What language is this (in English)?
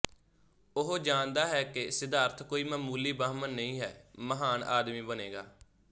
Punjabi